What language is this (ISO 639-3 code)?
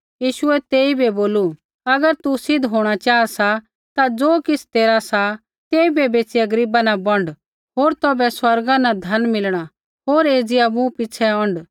kfx